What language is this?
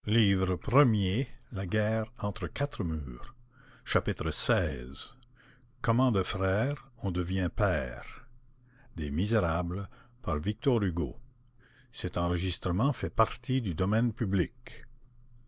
French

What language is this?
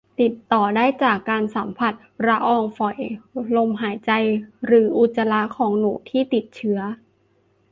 Thai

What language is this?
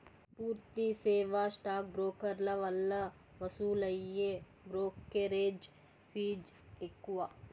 Telugu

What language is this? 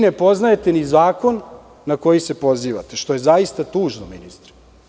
Serbian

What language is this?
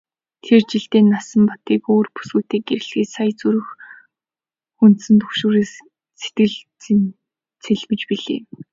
Mongolian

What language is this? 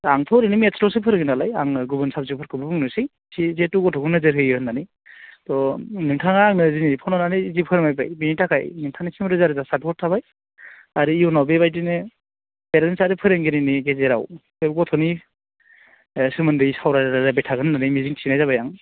Bodo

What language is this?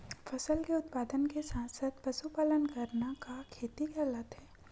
Chhattisgarhi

